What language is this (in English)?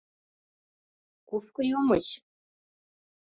Mari